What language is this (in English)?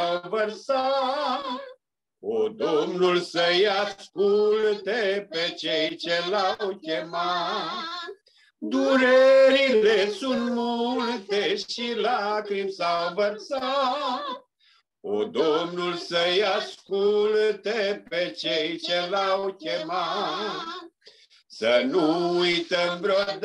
Romanian